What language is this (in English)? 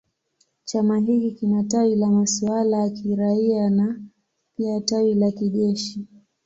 Swahili